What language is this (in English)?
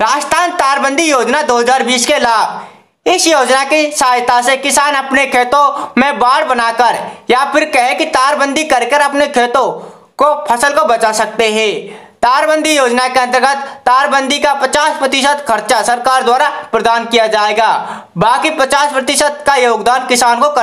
Hindi